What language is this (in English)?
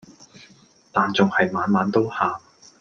Cantonese